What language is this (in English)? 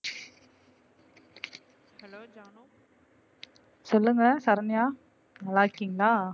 Tamil